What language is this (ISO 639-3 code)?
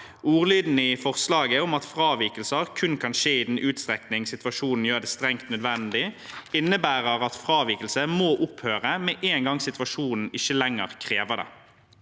nor